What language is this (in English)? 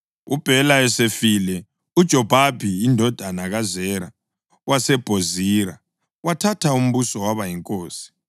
North Ndebele